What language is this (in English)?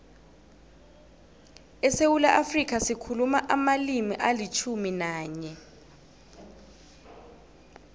South Ndebele